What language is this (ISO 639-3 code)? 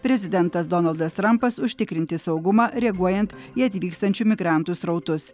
lit